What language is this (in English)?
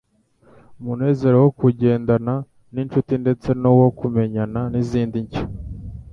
Kinyarwanda